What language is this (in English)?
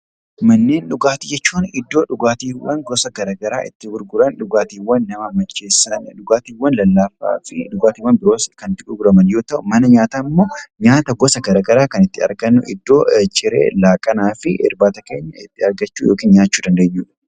Oromo